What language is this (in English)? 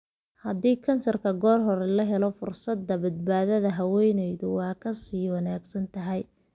Somali